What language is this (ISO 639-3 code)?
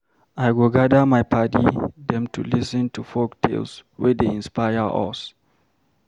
pcm